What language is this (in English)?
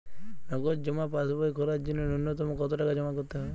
Bangla